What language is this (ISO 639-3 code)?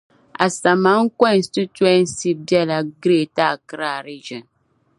dag